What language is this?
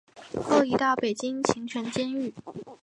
Chinese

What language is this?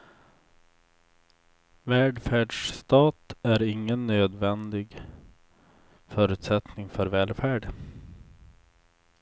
Swedish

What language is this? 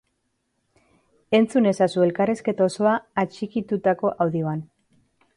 Basque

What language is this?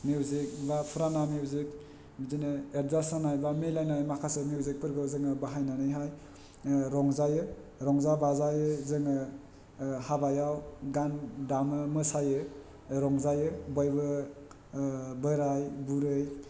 Bodo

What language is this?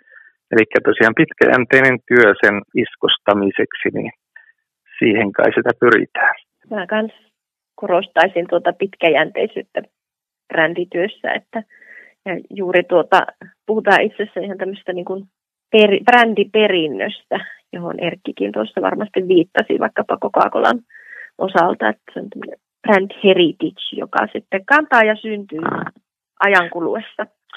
Finnish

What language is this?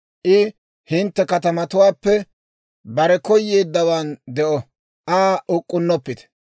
Dawro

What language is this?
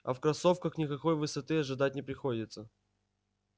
Russian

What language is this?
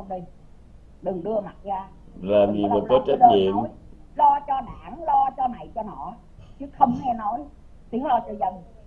Vietnamese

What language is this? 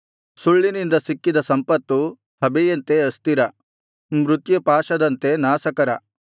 Kannada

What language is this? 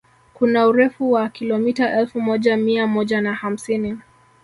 Swahili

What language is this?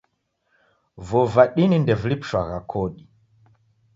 Taita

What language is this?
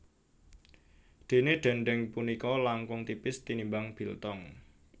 Javanese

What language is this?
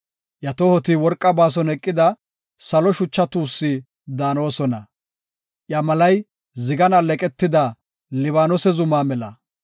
Gofa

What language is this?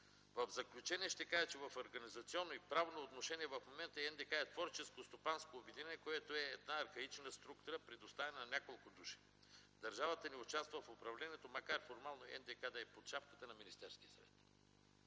Bulgarian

